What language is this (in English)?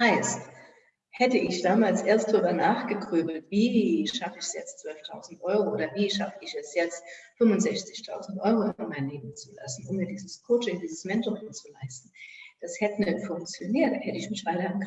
German